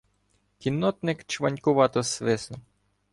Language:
Ukrainian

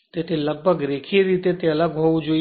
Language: Gujarati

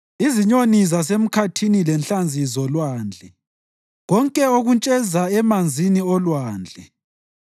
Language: North Ndebele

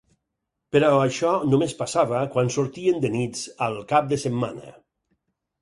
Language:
Catalan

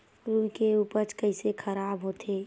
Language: Chhattisgarhi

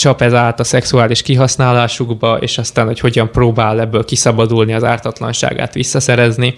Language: Hungarian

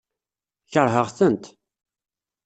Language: Kabyle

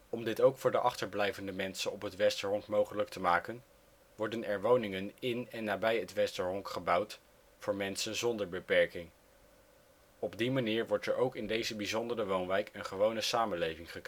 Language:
Dutch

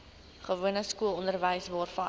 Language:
Afrikaans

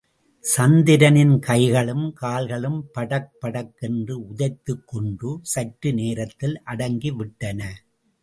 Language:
Tamil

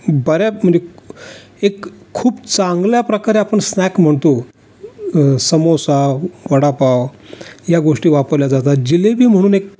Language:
Marathi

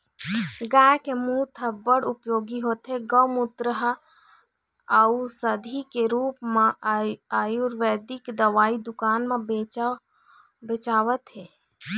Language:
Chhattisgarhi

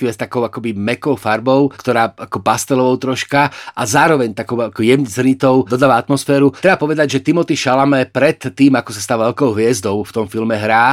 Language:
Slovak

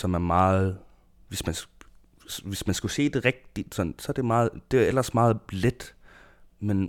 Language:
Danish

